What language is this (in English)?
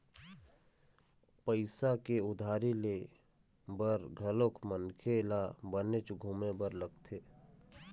Chhattisgarhi